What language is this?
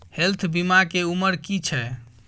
Maithili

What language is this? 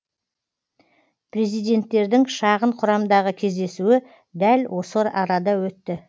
Kazakh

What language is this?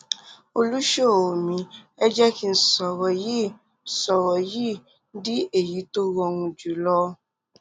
Yoruba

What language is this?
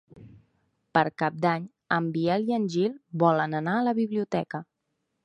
Catalan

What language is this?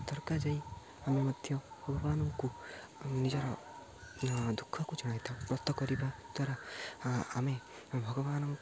Odia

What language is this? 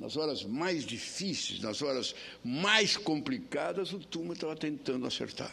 Portuguese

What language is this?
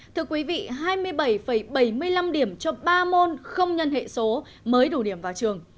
Vietnamese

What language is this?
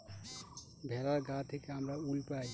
Bangla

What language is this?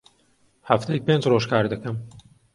Central Kurdish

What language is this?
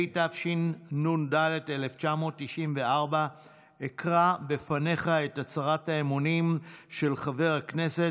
Hebrew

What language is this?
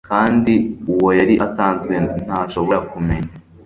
Kinyarwanda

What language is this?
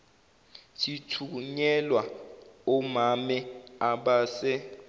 Zulu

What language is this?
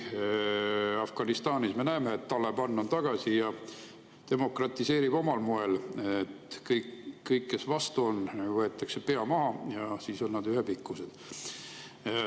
Estonian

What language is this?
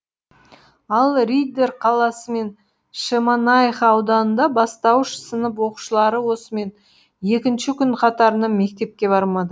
Kazakh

